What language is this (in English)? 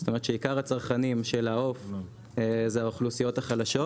Hebrew